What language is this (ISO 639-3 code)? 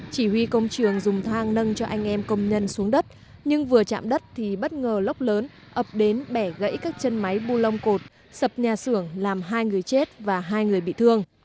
vie